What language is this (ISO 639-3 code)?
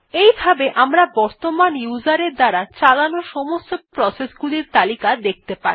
ben